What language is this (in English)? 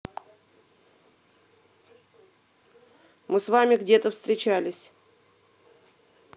Russian